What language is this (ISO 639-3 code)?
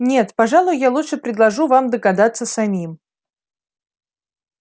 rus